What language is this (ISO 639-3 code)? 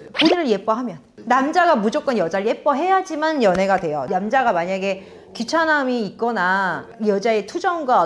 kor